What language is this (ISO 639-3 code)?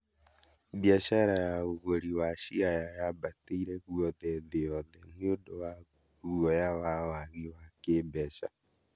kik